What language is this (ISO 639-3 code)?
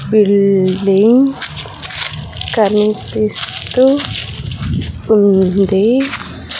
tel